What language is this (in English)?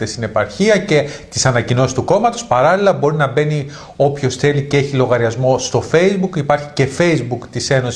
Greek